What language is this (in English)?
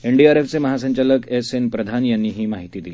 Marathi